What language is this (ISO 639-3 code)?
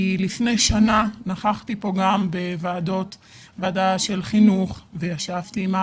heb